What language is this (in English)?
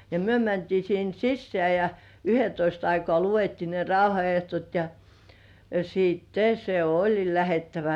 Finnish